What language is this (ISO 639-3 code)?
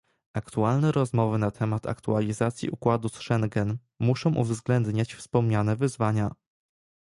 pol